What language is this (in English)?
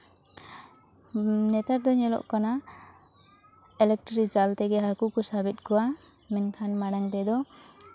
Santali